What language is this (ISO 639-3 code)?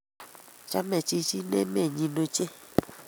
kln